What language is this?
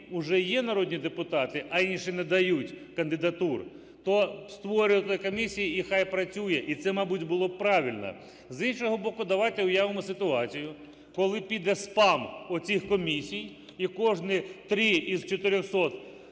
Ukrainian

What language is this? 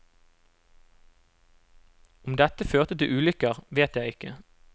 Norwegian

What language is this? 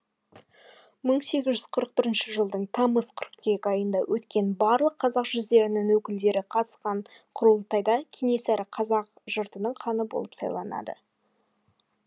Kazakh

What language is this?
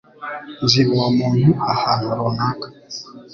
Kinyarwanda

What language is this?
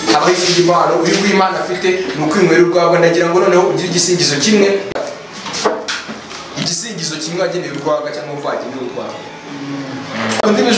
Romanian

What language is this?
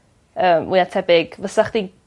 Welsh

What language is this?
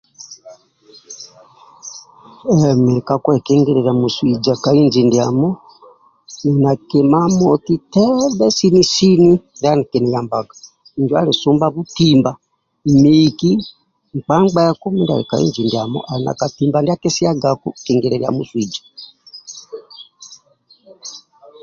Amba (Uganda)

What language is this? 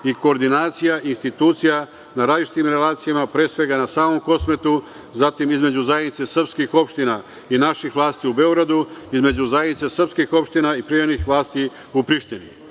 Serbian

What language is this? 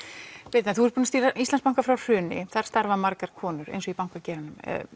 Icelandic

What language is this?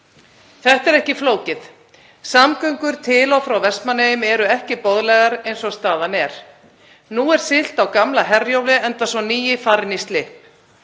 Icelandic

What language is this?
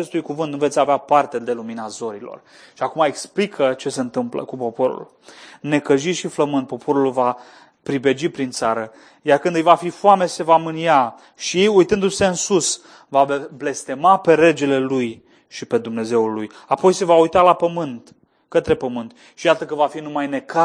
Romanian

